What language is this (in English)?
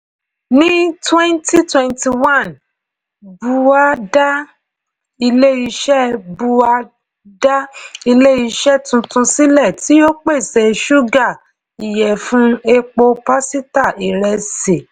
Yoruba